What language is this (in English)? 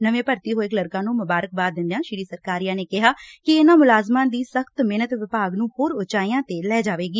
Punjabi